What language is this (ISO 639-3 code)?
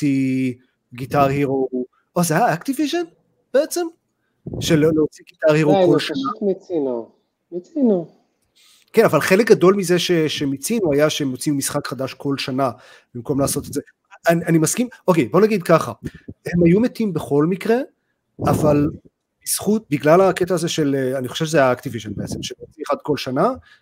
heb